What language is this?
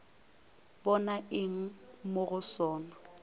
Northern Sotho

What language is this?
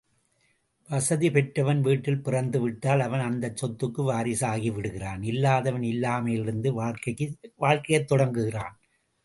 Tamil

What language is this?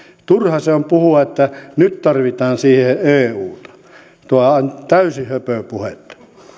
Finnish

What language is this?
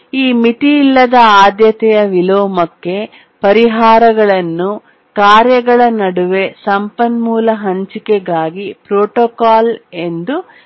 Kannada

